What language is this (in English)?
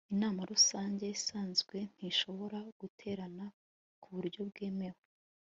Kinyarwanda